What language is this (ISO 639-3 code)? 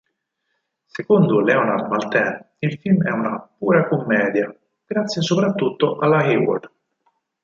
ita